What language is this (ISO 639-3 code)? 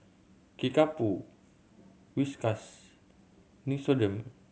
eng